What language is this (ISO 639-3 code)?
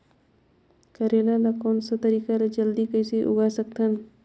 hne